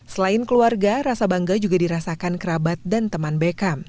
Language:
Indonesian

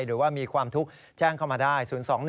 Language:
Thai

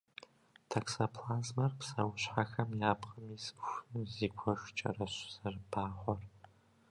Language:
Kabardian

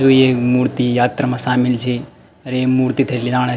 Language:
Garhwali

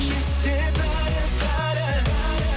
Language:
Kazakh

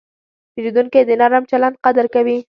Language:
Pashto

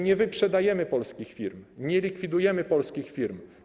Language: Polish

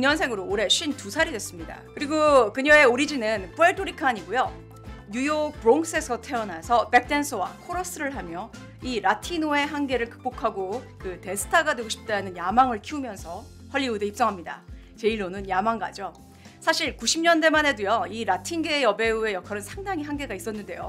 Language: Korean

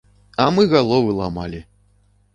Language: Belarusian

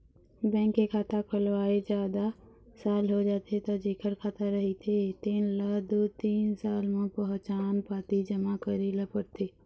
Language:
Chhattisgarhi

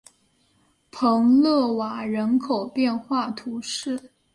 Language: Chinese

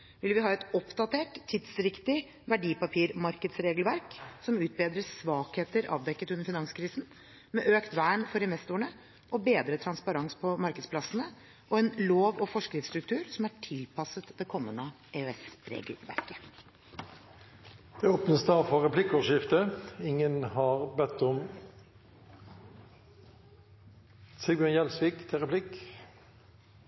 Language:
Norwegian Bokmål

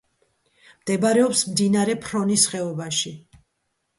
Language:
Georgian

